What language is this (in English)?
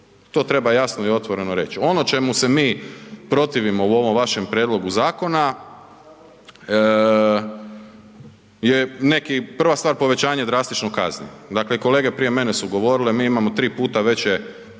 Croatian